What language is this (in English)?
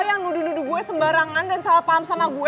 Indonesian